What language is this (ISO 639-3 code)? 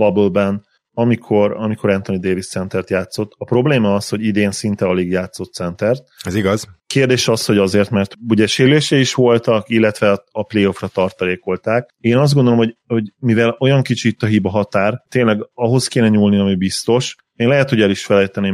hun